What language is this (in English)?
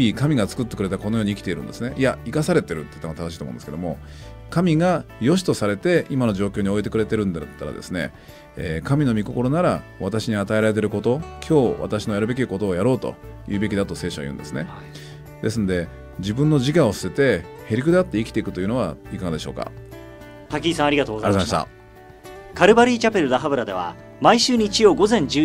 Japanese